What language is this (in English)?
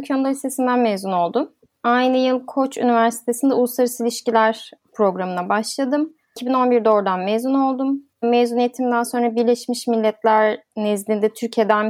Turkish